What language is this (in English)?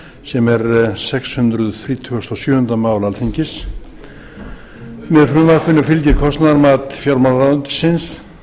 Icelandic